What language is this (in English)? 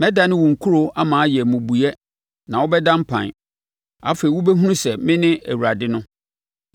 Akan